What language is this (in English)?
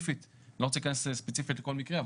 Hebrew